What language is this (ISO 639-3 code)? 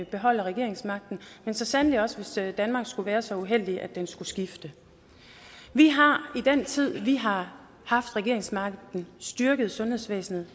dan